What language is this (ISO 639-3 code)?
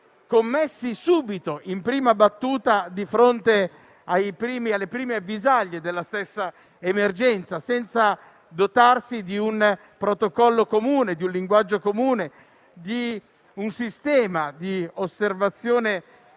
ita